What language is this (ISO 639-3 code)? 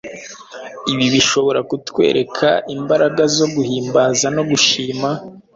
kin